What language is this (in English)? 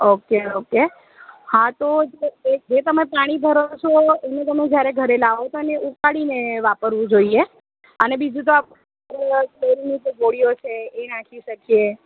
Gujarati